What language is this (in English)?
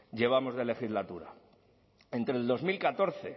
Spanish